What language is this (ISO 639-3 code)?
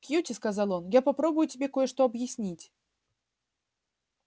rus